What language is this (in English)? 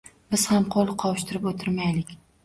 Uzbek